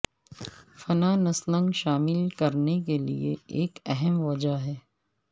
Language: Urdu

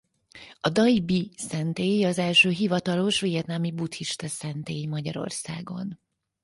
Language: Hungarian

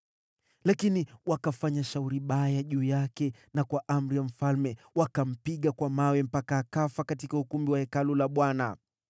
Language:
Swahili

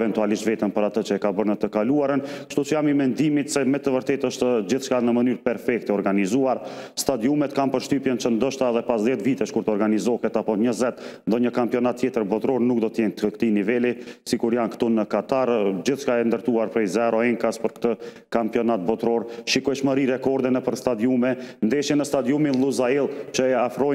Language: Romanian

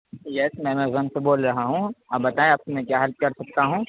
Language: Urdu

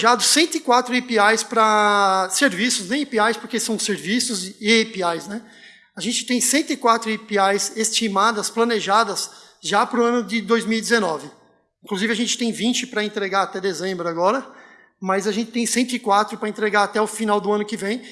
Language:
Portuguese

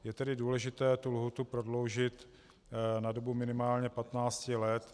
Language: Czech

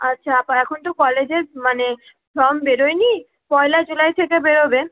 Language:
Bangla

